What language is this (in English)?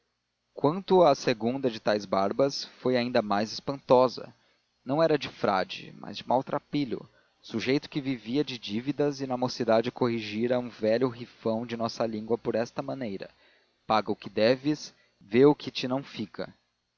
Portuguese